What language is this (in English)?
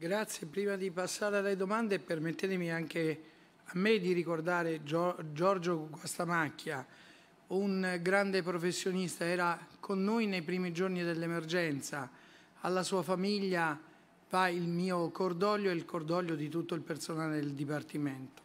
Italian